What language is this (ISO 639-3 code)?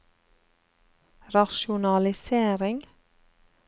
nor